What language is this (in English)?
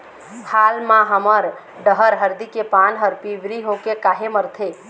Chhattisgarhi